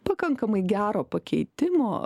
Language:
Lithuanian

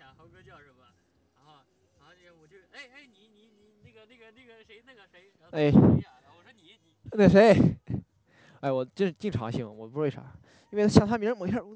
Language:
Chinese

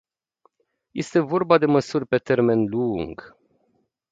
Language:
Romanian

